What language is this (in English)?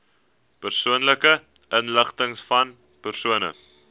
Afrikaans